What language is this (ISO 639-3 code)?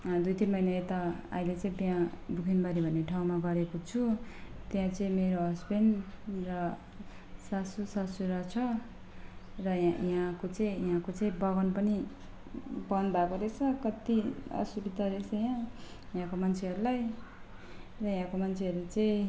nep